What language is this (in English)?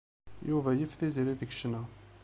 Kabyle